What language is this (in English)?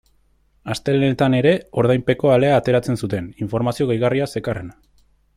Basque